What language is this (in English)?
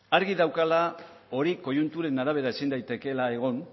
Basque